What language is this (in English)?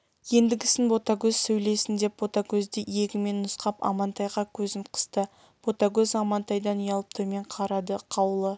Kazakh